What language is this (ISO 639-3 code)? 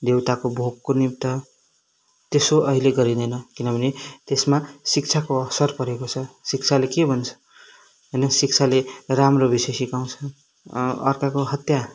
nep